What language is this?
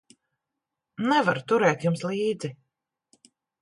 Latvian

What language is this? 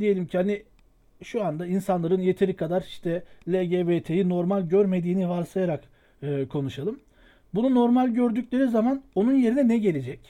Turkish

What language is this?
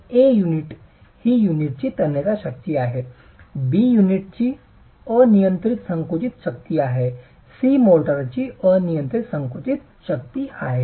Marathi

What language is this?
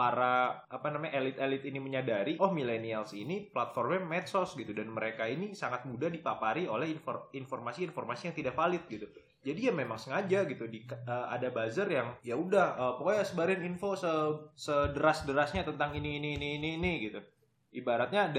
Indonesian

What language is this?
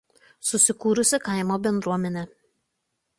Lithuanian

